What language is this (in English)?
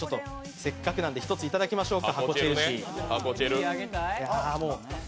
Japanese